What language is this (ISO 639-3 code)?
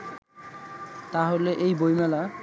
ben